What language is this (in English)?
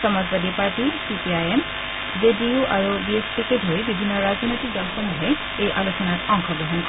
Assamese